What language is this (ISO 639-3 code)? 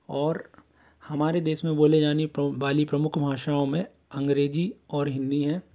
hin